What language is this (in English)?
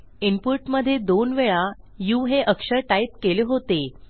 Marathi